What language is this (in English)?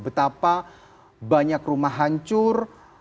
Indonesian